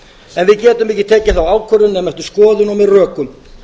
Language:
Icelandic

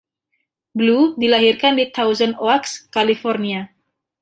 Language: Indonesian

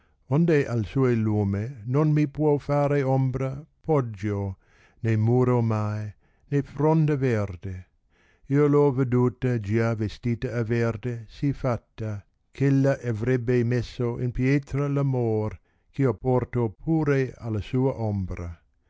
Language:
Italian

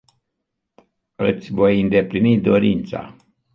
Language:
Romanian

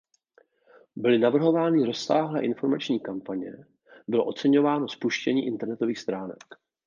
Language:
Czech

